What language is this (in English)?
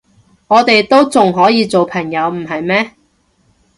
Cantonese